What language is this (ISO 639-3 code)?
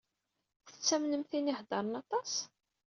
kab